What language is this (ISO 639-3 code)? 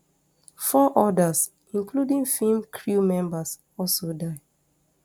pcm